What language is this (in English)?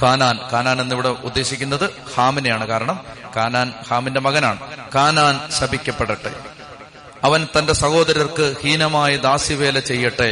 Malayalam